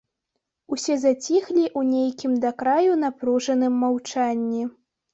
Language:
Belarusian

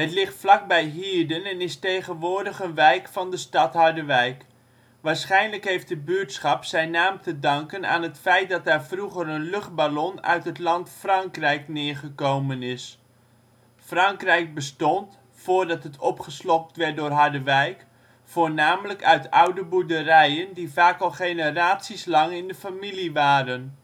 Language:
Dutch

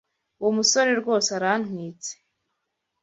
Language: Kinyarwanda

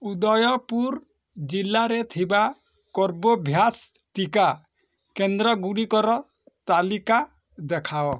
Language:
Odia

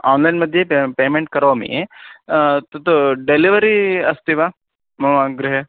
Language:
Sanskrit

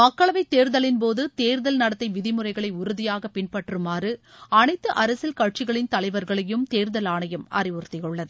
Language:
Tamil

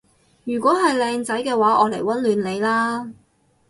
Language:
Cantonese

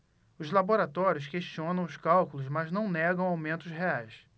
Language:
Portuguese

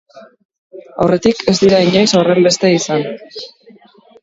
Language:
Basque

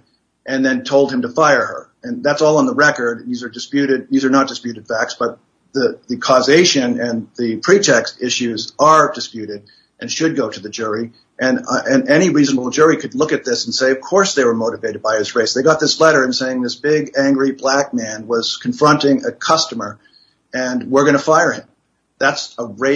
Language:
English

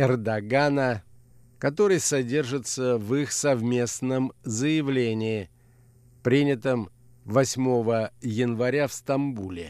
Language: Russian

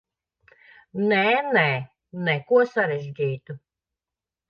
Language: Latvian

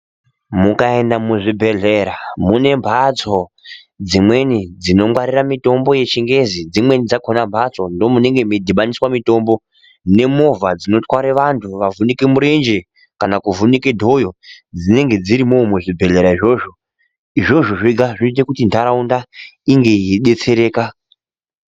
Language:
Ndau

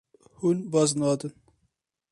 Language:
Kurdish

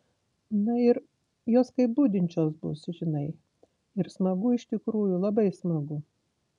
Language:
Lithuanian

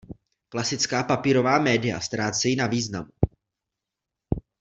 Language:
Czech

